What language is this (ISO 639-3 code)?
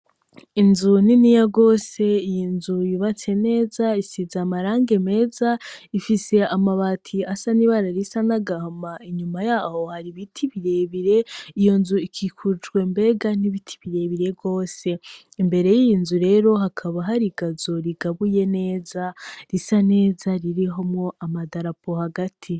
run